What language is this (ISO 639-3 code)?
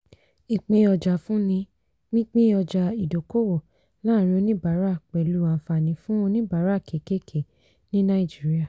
yor